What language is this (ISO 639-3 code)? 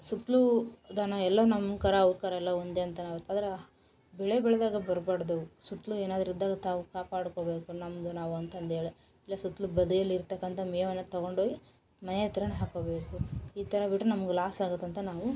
kan